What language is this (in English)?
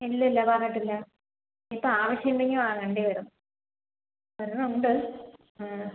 Malayalam